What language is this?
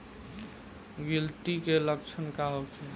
Bhojpuri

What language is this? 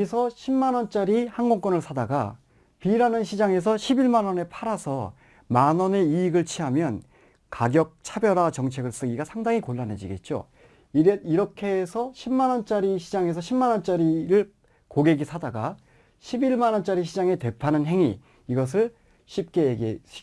Korean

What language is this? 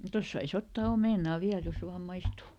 Finnish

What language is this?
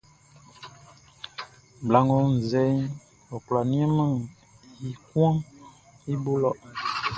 Baoulé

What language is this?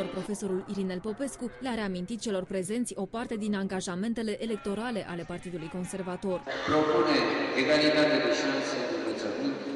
Romanian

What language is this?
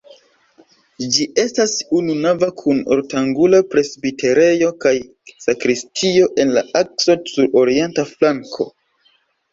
Esperanto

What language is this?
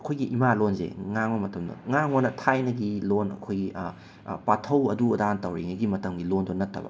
Manipuri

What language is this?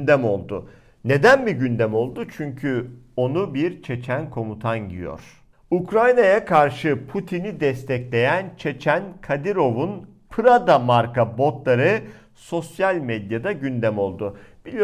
Turkish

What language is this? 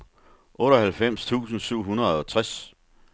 Danish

